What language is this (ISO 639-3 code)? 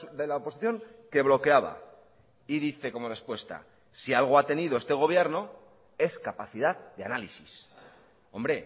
spa